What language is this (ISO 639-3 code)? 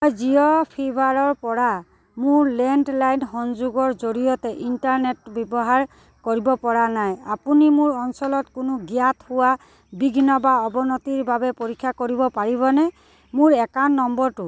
asm